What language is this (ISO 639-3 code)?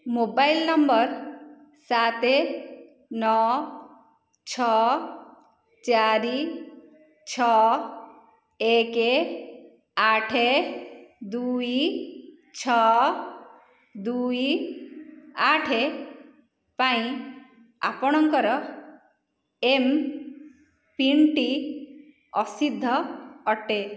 ori